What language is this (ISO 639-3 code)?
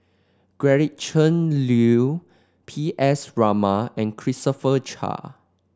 eng